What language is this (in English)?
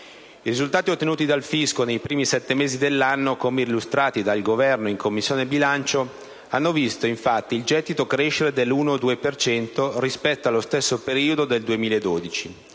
Italian